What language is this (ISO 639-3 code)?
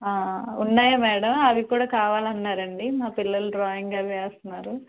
tel